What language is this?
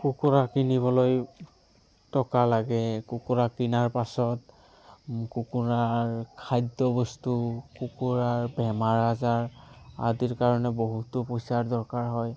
Assamese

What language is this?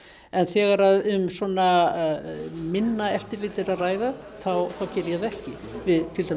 Icelandic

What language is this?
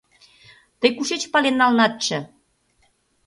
Mari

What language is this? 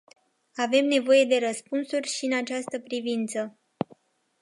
Romanian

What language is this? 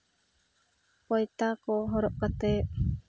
Santali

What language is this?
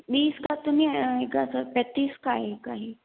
Hindi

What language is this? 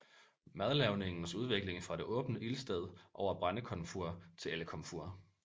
Danish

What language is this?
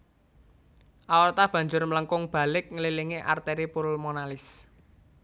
Javanese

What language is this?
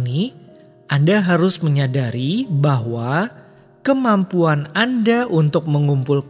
Indonesian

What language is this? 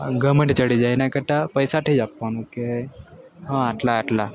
Gujarati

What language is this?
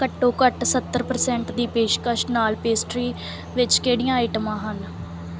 Punjabi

